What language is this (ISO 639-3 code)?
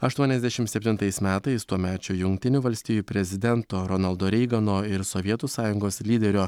lit